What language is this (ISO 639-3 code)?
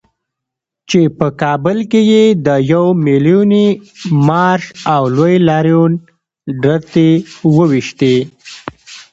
pus